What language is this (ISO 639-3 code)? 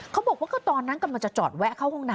tha